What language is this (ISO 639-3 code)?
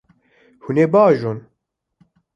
kur